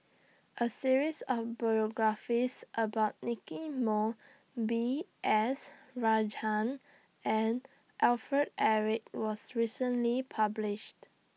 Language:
English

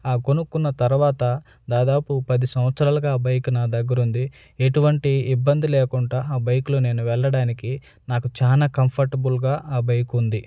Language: Telugu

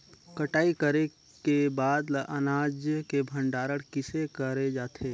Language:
Chhattisgarhi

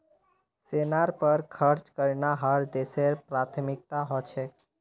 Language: Magahi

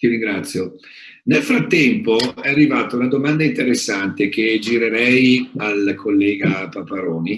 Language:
Italian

